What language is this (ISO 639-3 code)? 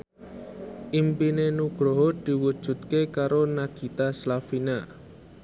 jav